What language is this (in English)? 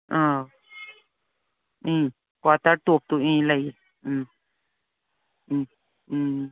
Manipuri